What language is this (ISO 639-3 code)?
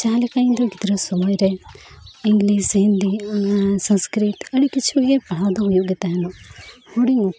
sat